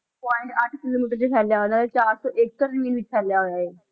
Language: Punjabi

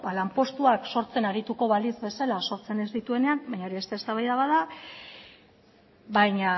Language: Basque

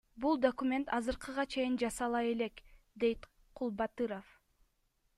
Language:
Kyrgyz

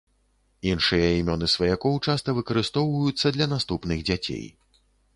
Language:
Belarusian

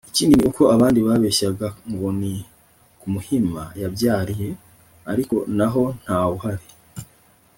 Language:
Kinyarwanda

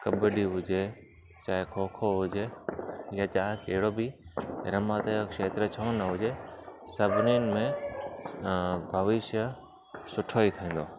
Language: Sindhi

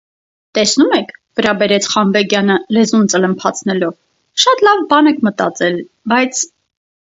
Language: Armenian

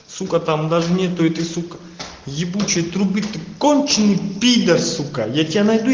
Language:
Russian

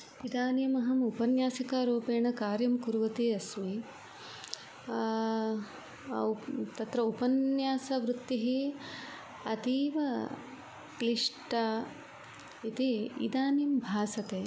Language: Sanskrit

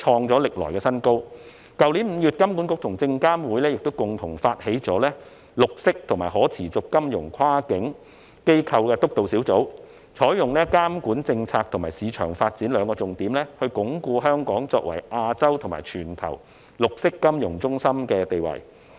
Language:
Cantonese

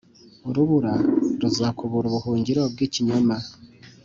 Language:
Kinyarwanda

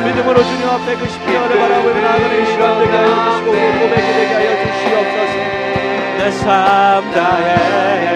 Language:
Korean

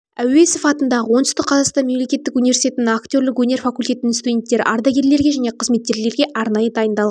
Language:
Kazakh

